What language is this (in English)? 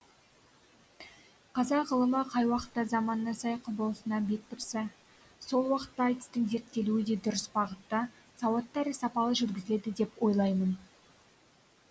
Kazakh